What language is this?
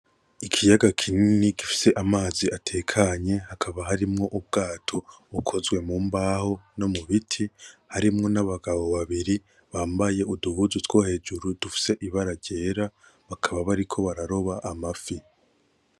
Rundi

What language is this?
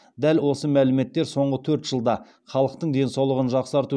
Kazakh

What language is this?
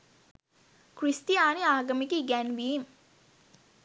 Sinhala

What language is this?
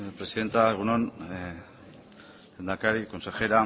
Basque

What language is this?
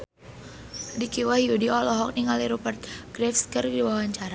Sundanese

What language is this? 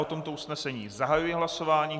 Czech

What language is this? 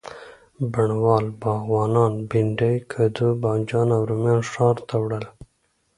Pashto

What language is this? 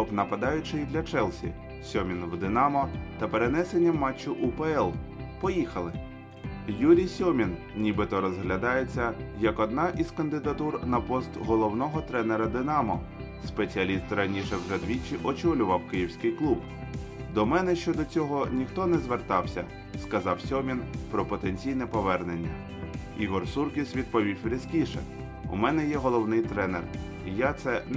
Ukrainian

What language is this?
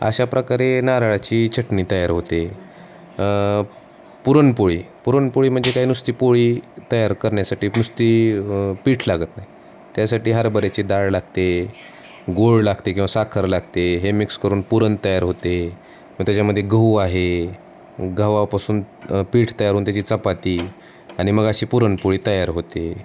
Marathi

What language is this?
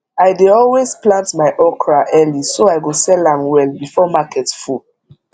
Nigerian Pidgin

